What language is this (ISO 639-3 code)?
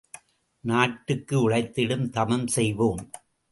tam